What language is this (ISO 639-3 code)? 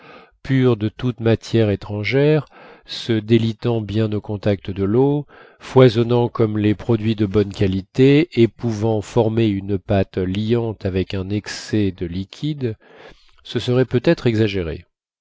fra